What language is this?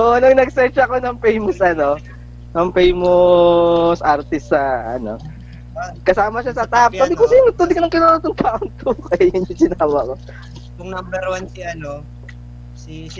Filipino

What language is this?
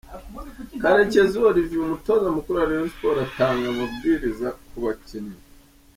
Kinyarwanda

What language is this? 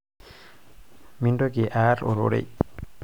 Masai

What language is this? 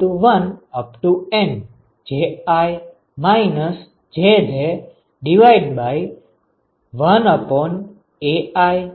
Gujarati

